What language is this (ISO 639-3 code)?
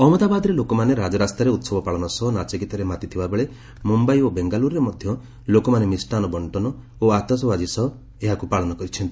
ori